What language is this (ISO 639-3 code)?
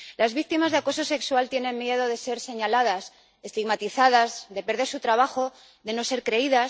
spa